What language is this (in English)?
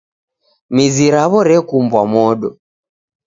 Taita